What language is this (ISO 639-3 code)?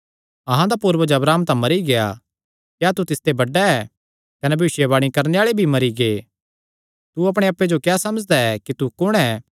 xnr